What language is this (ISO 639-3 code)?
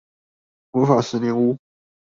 zho